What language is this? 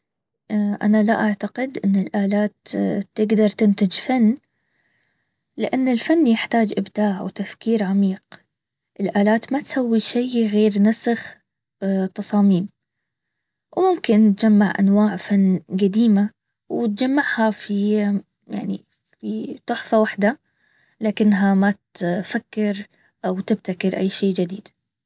Baharna Arabic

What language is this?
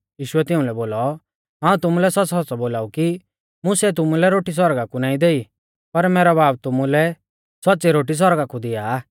Mahasu Pahari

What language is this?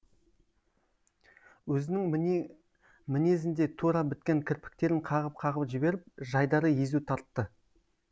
Kazakh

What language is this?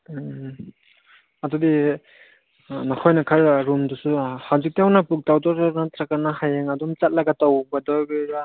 Manipuri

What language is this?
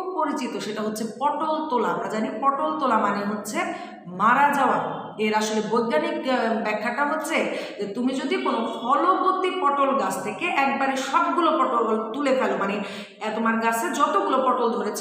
Romanian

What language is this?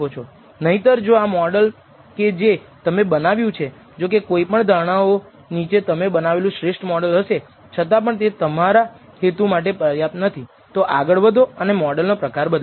Gujarati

